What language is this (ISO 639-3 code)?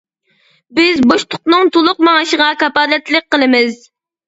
uig